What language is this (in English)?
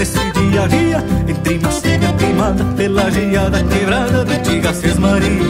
Portuguese